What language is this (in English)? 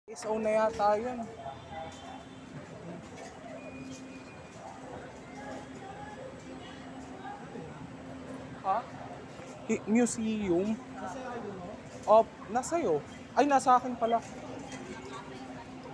Filipino